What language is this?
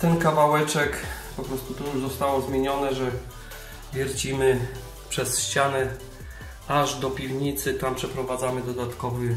Polish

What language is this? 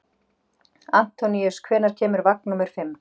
Icelandic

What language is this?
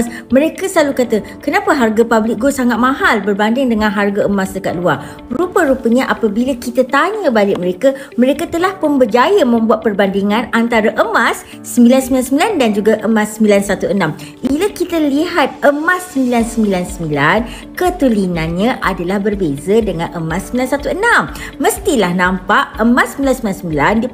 Malay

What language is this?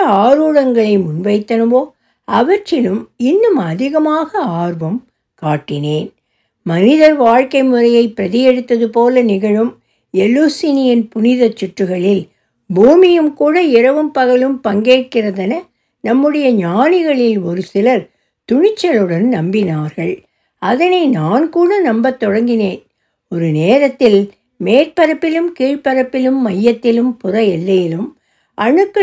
Tamil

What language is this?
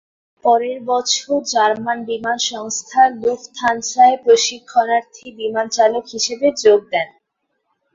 Bangla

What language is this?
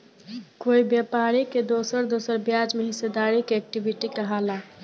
Bhojpuri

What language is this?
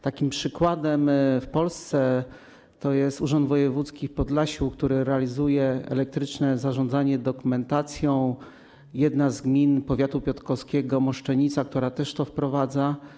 Polish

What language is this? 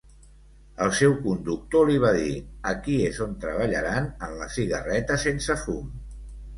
Catalan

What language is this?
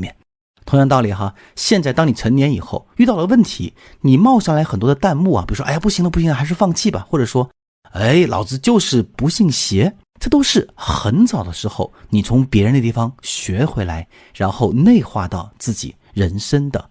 Chinese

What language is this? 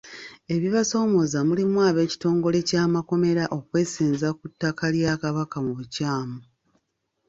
Ganda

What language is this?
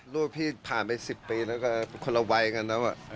Thai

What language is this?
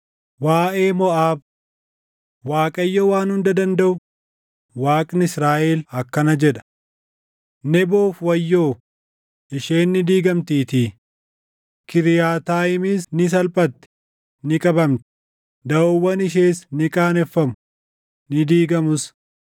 Oromo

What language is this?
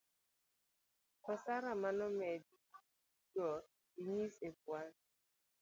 Luo (Kenya and Tanzania)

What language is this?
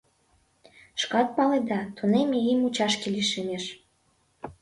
Mari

